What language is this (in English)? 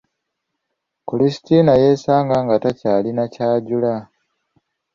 Ganda